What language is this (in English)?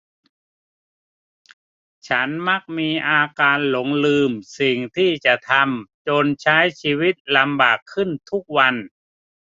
Thai